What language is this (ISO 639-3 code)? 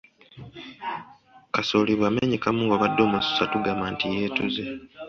lug